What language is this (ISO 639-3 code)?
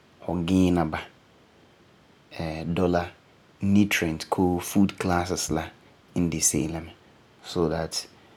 gur